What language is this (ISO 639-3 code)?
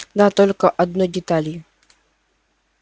rus